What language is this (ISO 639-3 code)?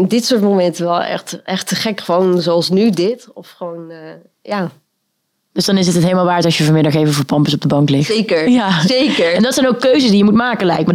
nld